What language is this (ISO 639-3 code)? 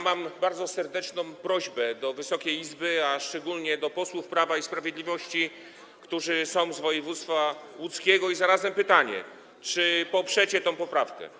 pol